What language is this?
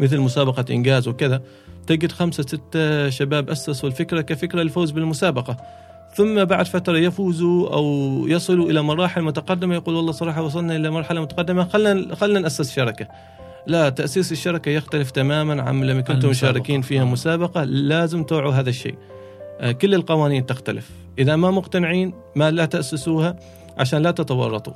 Arabic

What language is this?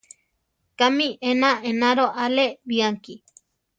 Central Tarahumara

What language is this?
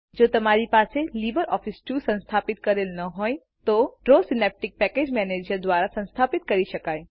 Gujarati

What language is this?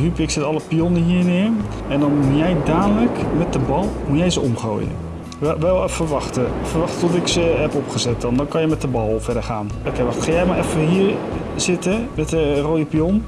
Dutch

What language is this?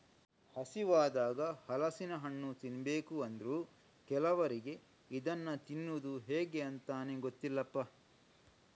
Kannada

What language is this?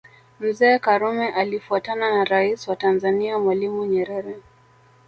Swahili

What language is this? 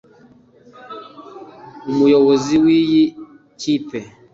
Kinyarwanda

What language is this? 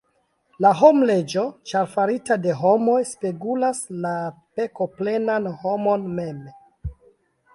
Esperanto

